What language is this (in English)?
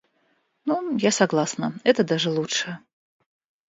Russian